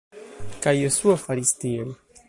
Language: Esperanto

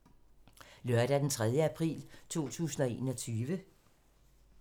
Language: Danish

